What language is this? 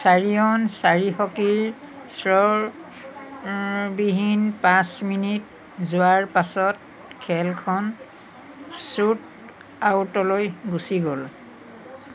Assamese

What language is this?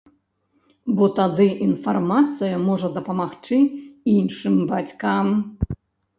Belarusian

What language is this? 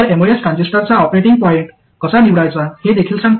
Marathi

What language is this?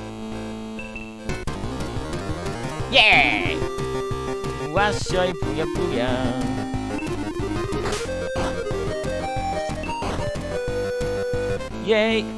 Japanese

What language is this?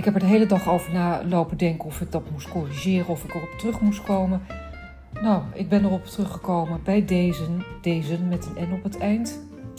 Dutch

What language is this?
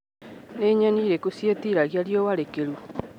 Kikuyu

